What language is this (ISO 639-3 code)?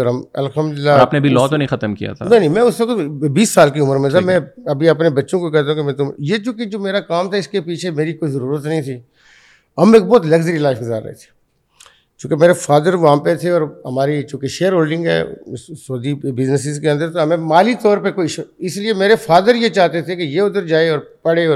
urd